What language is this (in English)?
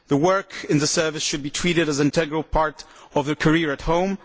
English